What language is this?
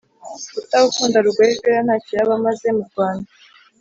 Kinyarwanda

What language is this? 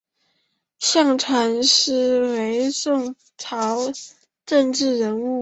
Chinese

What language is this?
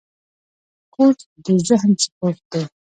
Pashto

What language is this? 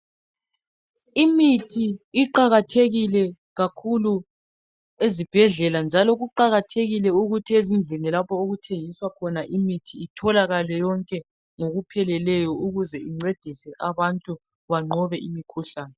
North Ndebele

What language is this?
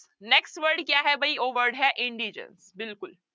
Punjabi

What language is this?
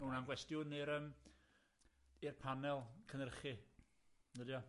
Welsh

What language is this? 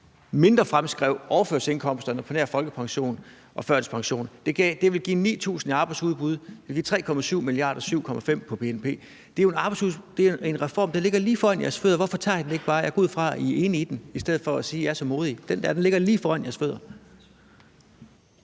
Danish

